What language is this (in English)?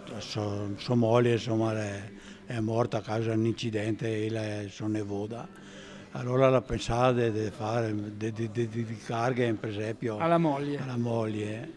Italian